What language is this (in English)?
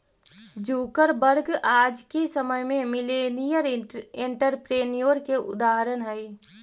Magahi